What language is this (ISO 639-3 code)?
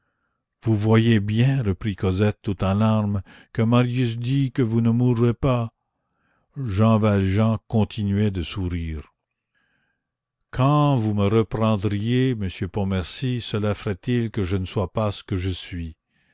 fra